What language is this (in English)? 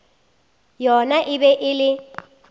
Northern Sotho